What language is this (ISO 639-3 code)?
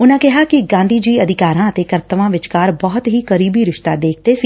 pan